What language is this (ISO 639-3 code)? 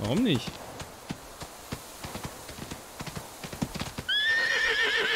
deu